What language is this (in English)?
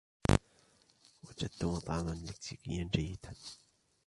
Arabic